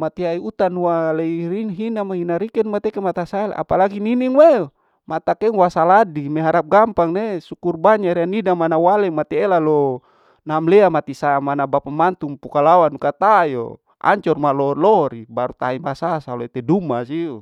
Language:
Larike-Wakasihu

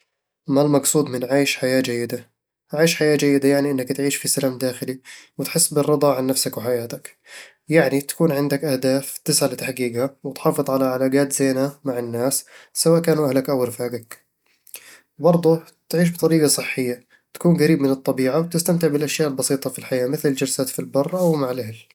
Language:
Eastern Egyptian Bedawi Arabic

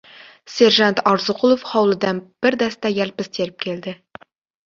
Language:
Uzbek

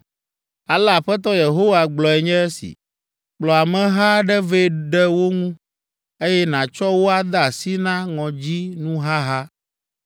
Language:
Ewe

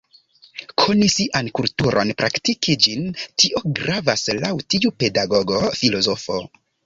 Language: Esperanto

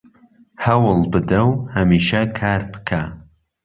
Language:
Central Kurdish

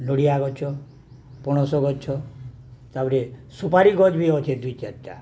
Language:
Odia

